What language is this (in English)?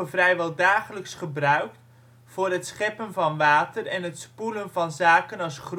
Dutch